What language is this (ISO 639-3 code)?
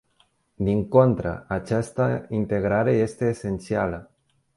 ron